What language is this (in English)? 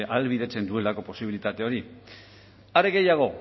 Basque